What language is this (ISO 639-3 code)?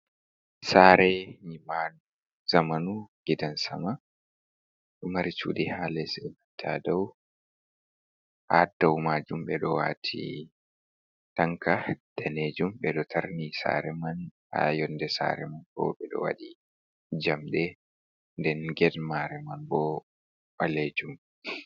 ful